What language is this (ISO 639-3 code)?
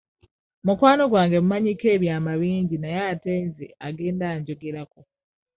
lug